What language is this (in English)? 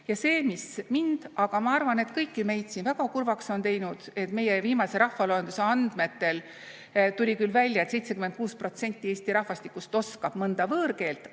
Estonian